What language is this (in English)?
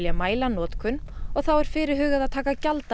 Icelandic